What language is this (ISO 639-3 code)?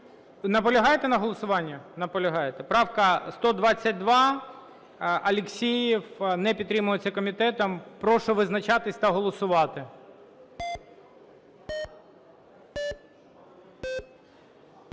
ukr